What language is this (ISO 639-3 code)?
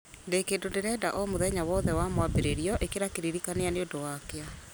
kik